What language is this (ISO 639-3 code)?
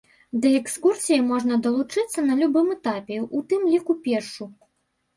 bel